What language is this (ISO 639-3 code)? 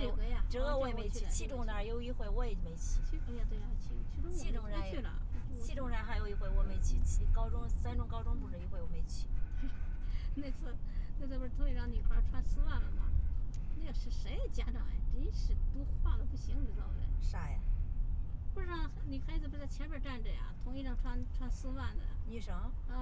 zho